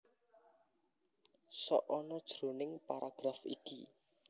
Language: Javanese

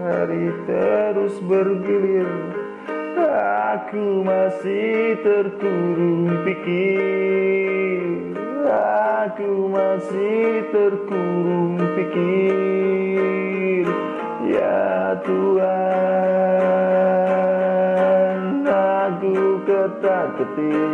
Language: Indonesian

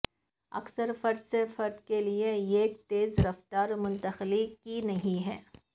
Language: Urdu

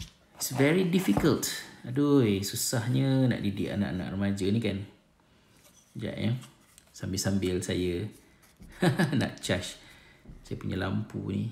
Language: Malay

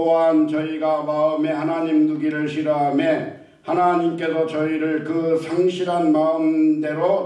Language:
Korean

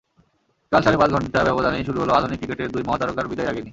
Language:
Bangla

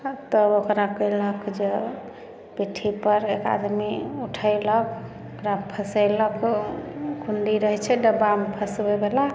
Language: Maithili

